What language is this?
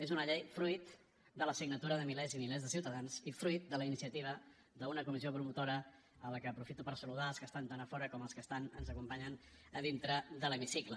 Catalan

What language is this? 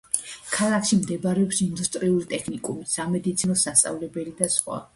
Georgian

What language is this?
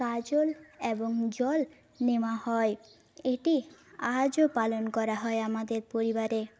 Bangla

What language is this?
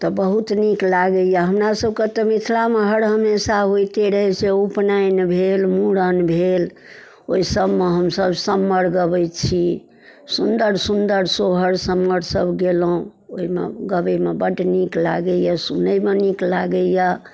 Maithili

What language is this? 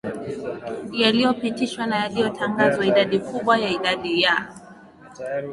Swahili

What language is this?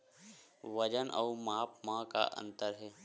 Chhattisgarhi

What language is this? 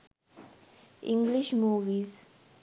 Sinhala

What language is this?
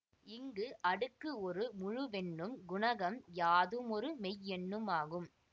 Tamil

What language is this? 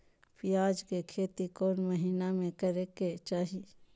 Magahi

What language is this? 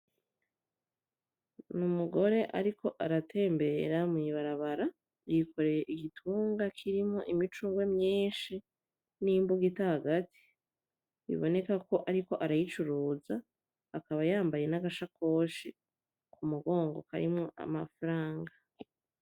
Rundi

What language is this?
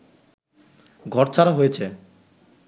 Bangla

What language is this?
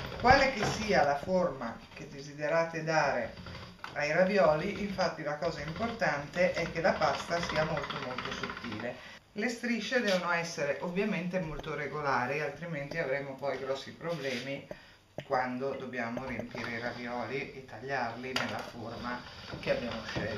Italian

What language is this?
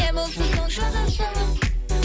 Kazakh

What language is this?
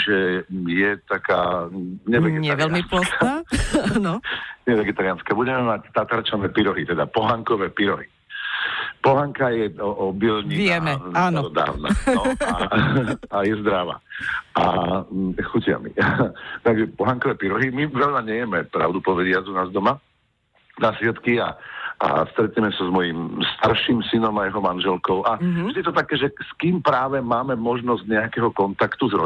Slovak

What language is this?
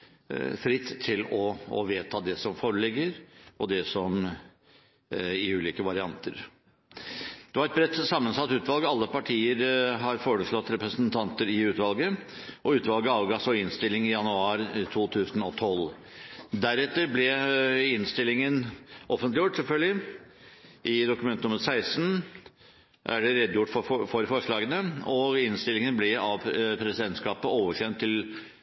Norwegian Bokmål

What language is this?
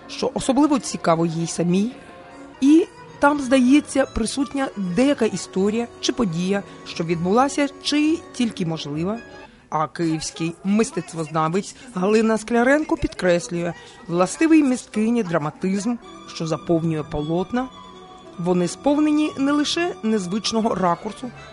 Ukrainian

